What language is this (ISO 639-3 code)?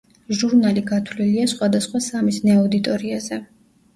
kat